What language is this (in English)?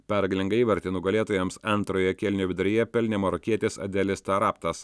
Lithuanian